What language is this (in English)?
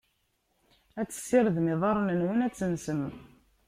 Kabyle